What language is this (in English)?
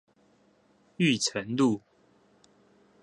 Chinese